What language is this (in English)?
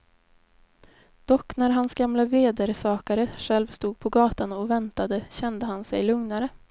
Swedish